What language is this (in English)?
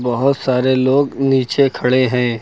Hindi